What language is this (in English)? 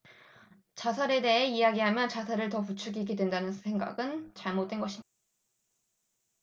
Korean